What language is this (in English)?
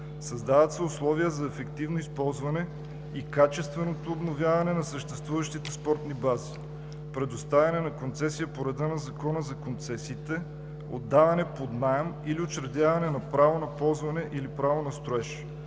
Bulgarian